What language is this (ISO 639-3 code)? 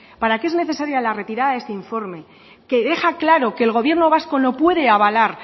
spa